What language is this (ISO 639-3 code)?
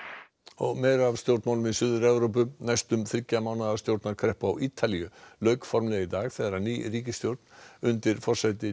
isl